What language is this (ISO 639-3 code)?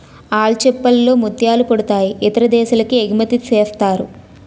tel